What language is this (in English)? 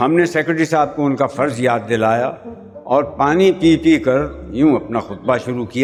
Urdu